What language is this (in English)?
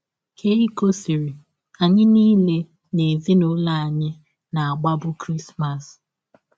Igbo